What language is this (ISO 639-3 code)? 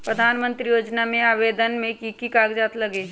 mag